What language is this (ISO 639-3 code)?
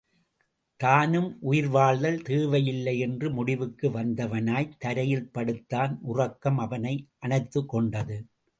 tam